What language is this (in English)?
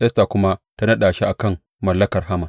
Hausa